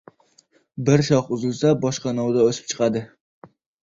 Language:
Uzbek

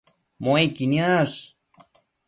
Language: Matsés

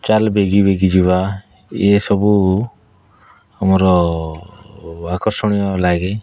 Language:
Odia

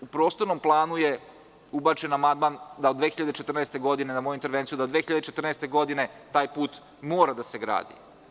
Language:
Serbian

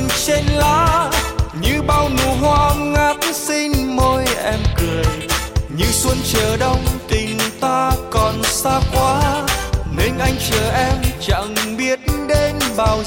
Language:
Vietnamese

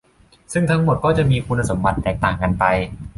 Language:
Thai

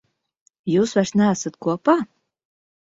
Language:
Latvian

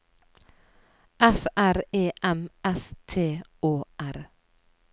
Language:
Norwegian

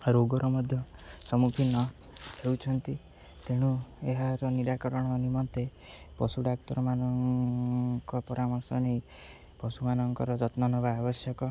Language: Odia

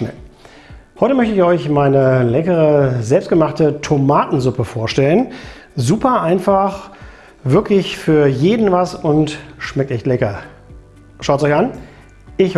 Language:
German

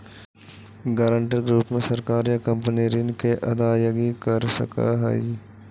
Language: Magahi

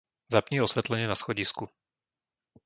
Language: Slovak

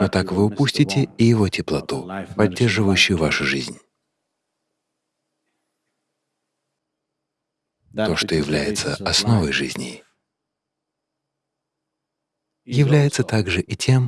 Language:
Russian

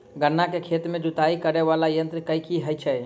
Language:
Maithili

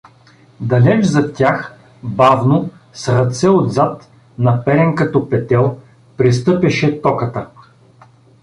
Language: Bulgarian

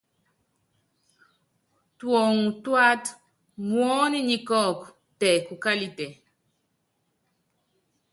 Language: Yangben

